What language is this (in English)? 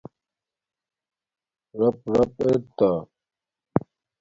Domaaki